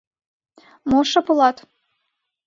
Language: Mari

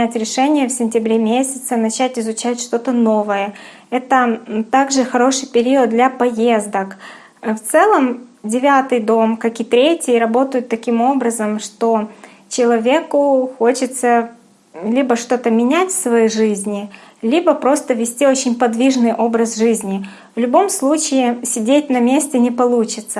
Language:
Russian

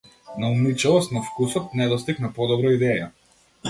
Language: Macedonian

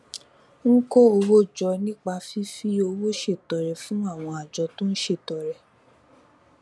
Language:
Yoruba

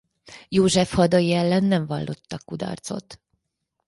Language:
Hungarian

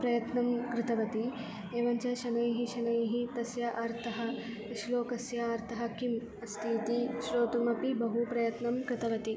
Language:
Sanskrit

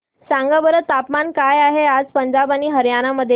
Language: Marathi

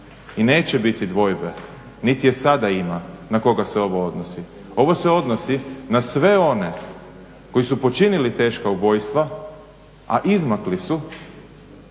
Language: Croatian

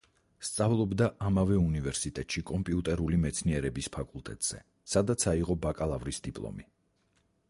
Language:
Georgian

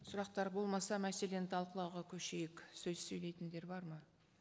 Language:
Kazakh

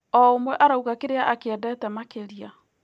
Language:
Kikuyu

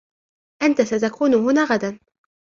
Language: Arabic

